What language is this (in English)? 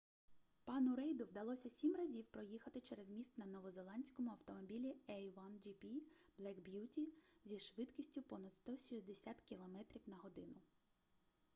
Ukrainian